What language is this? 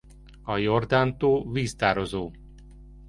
Hungarian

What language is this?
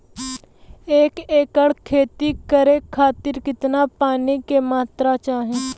Bhojpuri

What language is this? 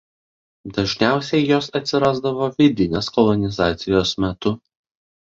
Lithuanian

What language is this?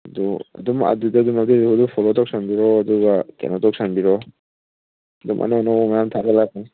Manipuri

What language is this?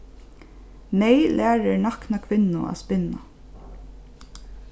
Faroese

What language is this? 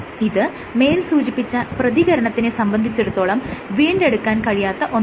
Malayalam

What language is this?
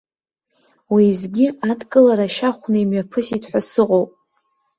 Abkhazian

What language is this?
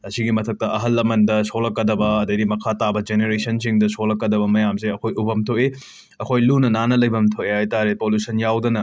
Manipuri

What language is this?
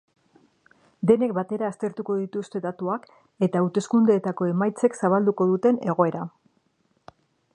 Basque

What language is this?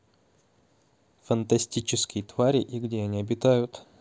Russian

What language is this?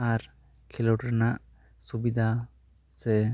Santali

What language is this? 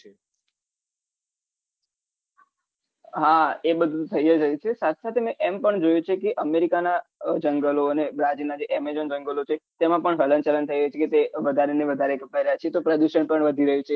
Gujarati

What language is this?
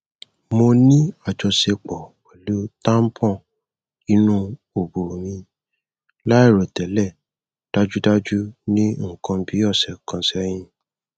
Yoruba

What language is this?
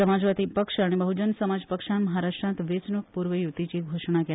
Konkani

